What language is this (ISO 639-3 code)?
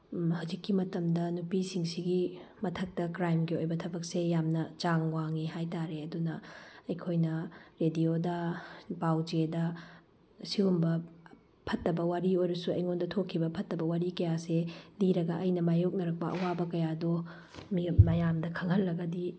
mni